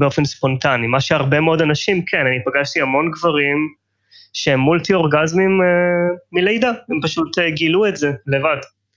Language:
Hebrew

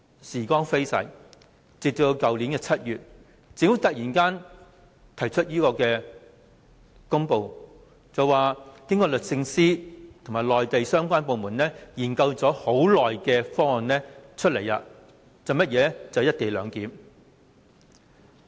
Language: Cantonese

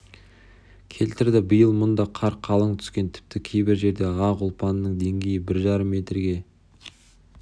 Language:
Kazakh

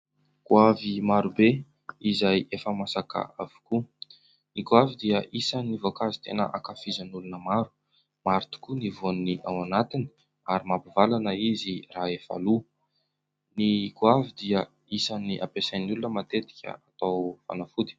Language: Malagasy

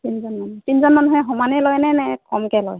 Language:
Assamese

